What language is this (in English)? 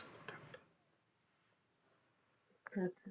Punjabi